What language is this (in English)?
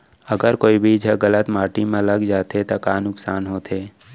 Chhattisgarhi